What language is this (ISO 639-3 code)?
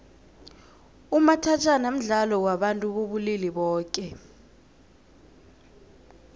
nbl